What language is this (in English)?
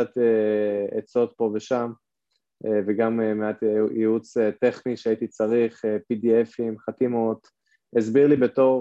Hebrew